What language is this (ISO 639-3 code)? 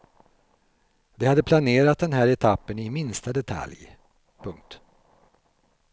swe